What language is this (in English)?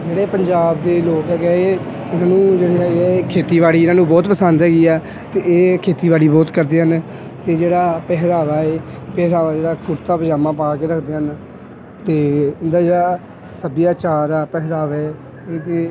Punjabi